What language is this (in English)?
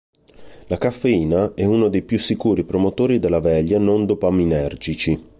Italian